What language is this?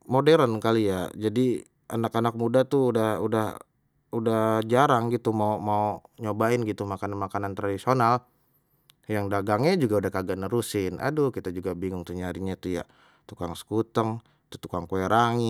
Betawi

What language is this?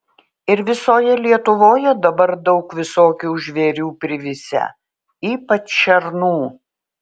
Lithuanian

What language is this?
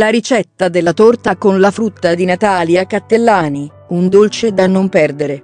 Italian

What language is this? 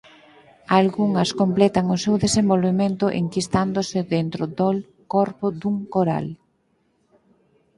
Galician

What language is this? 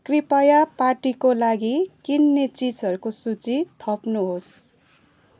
Nepali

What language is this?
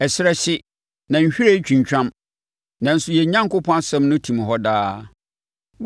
Akan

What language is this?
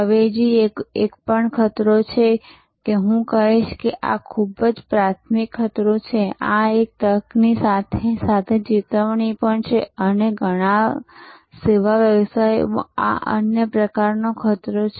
Gujarati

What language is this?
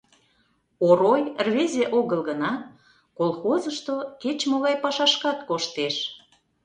Mari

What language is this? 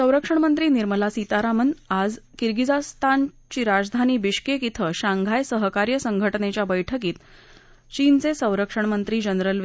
Marathi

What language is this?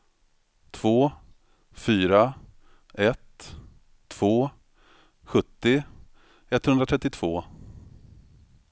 Swedish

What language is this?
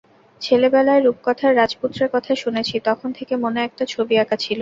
Bangla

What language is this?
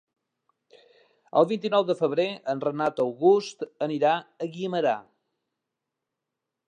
Catalan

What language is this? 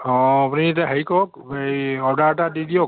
Assamese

